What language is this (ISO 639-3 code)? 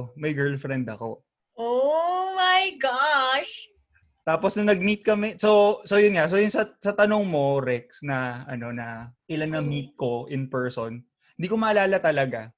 fil